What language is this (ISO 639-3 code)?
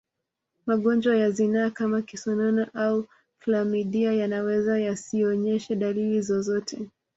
swa